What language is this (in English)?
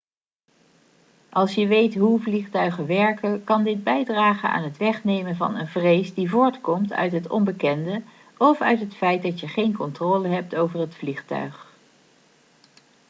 Dutch